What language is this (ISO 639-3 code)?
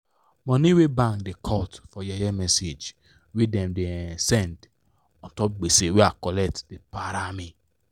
pcm